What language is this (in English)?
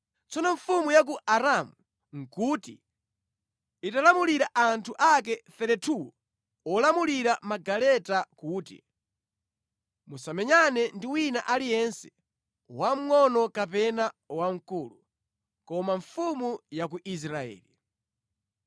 Nyanja